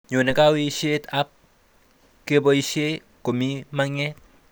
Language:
Kalenjin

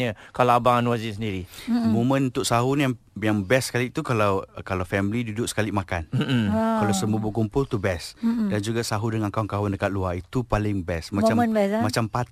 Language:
Malay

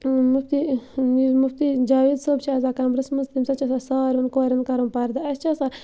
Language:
Kashmiri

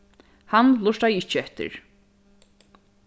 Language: Faroese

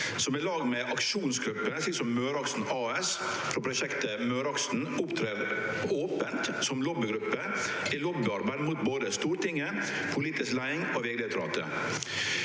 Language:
Norwegian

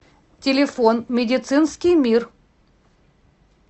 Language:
Russian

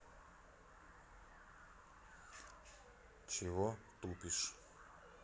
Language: Russian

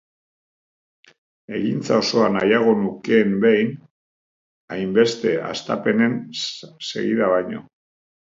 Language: Basque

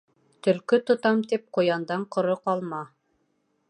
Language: Bashkir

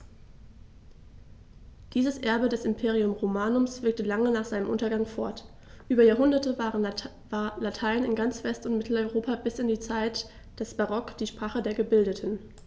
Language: German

